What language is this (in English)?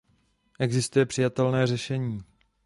Czech